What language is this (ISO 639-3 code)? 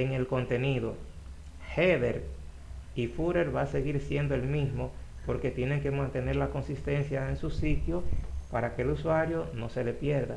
spa